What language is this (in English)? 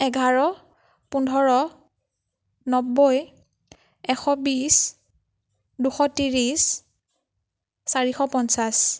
Assamese